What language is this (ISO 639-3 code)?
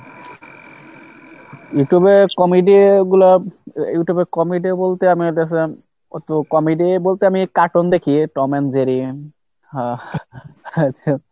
ben